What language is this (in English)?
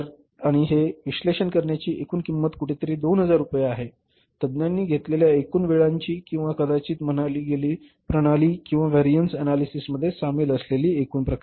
Marathi